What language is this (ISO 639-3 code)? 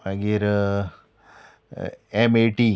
kok